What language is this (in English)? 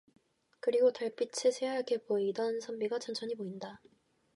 Korean